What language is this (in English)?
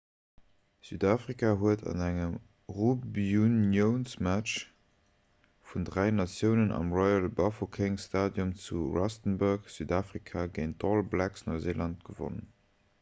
Luxembourgish